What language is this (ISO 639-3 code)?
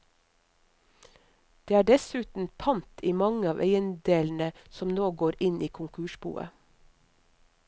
nor